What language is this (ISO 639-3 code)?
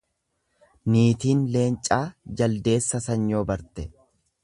orm